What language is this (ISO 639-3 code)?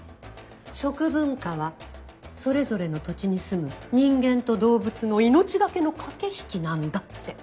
jpn